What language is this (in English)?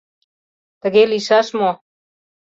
Mari